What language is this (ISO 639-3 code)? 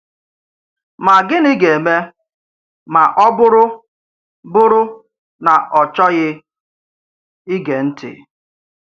ibo